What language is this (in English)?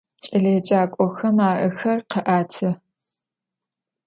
Adyghe